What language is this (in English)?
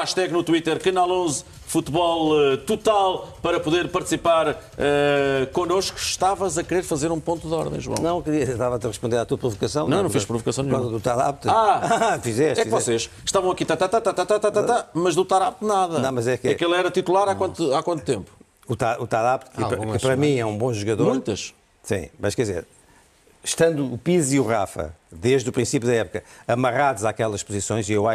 Portuguese